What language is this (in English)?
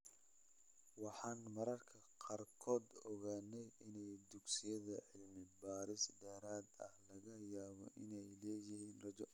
Somali